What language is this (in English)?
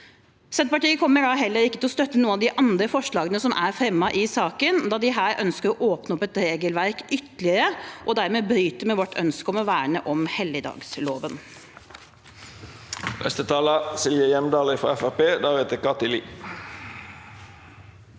Norwegian